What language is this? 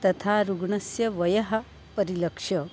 Sanskrit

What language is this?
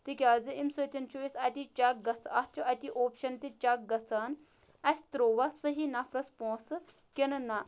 Kashmiri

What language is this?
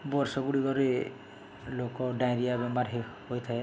Odia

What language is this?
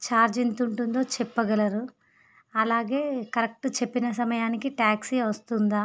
Telugu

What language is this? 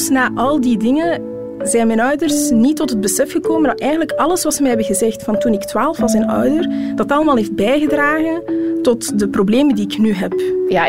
Dutch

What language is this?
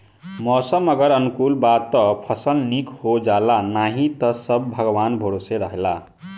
Bhojpuri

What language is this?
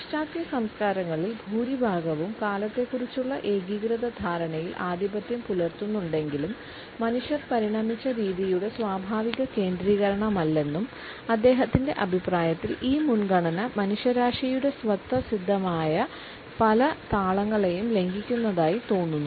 Malayalam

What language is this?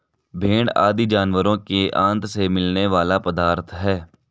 Hindi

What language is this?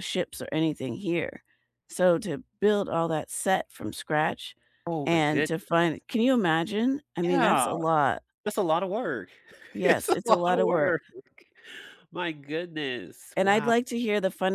English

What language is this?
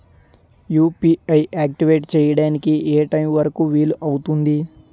Telugu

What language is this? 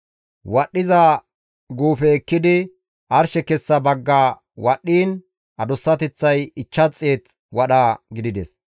Gamo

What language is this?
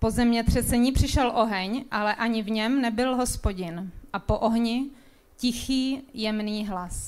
Czech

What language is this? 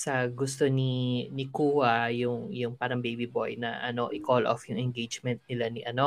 Filipino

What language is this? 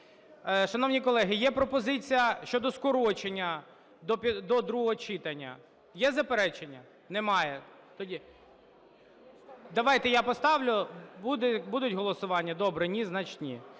Ukrainian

